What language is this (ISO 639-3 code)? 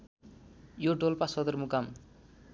nep